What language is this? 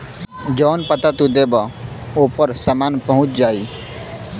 Bhojpuri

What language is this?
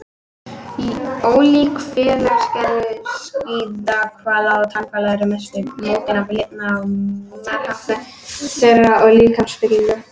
Icelandic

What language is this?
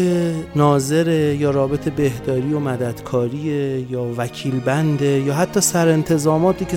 Persian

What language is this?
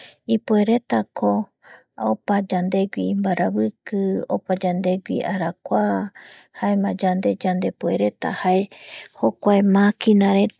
Eastern Bolivian Guaraní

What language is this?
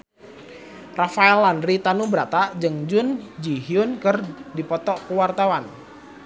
Sundanese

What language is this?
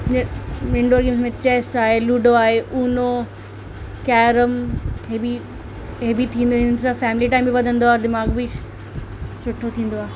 Sindhi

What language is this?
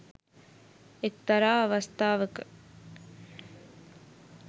Sinhala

